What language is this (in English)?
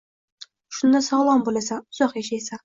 Uzbek